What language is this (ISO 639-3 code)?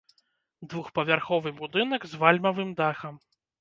bel